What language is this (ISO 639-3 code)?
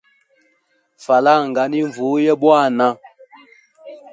hem